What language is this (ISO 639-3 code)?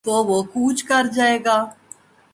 urd